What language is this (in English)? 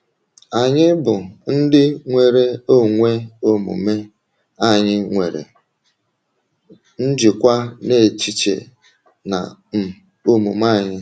Igbo